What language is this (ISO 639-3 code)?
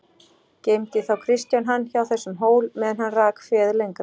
isl